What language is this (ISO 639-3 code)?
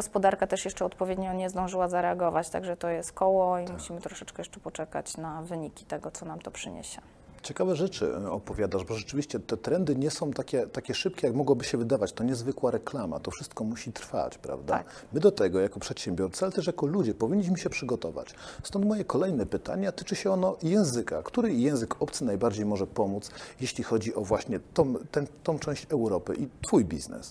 pol